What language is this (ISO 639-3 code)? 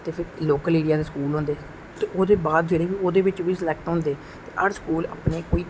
doi